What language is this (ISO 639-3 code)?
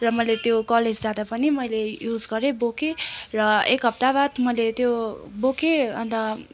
nep